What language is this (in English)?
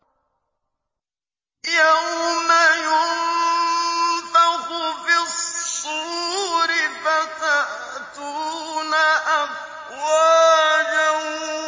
Arabic